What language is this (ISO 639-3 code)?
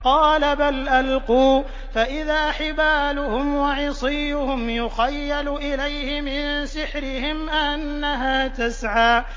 ara